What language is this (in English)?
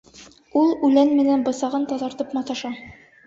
Bashkir